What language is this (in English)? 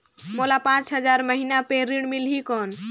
Chhattisgarhi